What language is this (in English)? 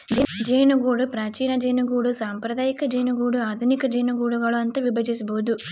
Kannada